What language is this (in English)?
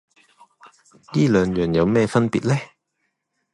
Cantonese